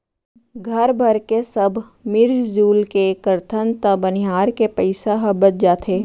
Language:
Chhattisgarhi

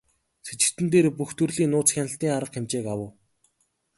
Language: Mongolian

